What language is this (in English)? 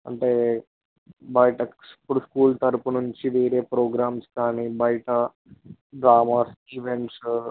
Telugu